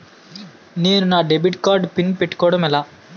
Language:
Telugu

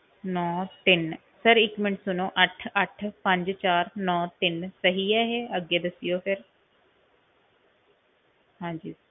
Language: Punjabi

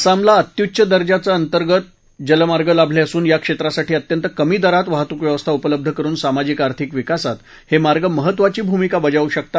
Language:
Marathi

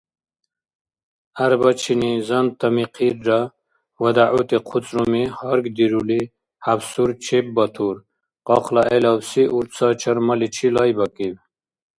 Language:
Dargwa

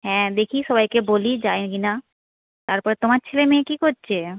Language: Bangla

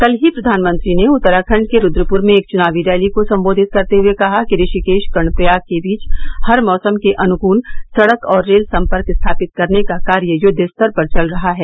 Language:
Hindi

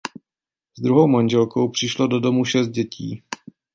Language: Czech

